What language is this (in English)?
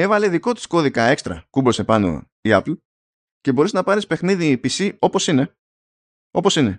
Greek